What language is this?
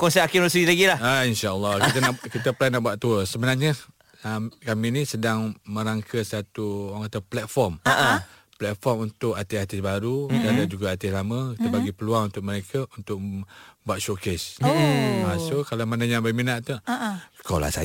Malay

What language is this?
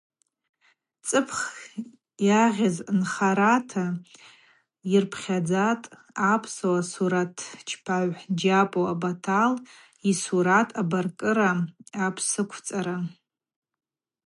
Abaza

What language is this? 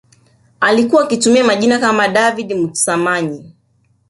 Swahili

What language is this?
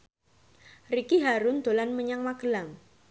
Javanese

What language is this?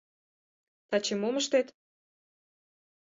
Mari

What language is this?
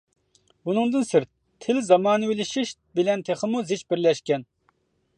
Uyghur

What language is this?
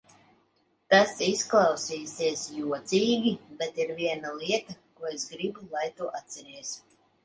Latvian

